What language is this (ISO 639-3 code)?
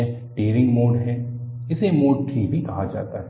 hin